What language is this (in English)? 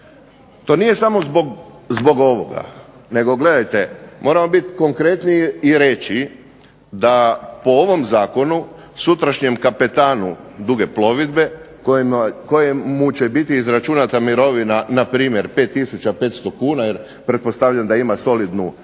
Croatian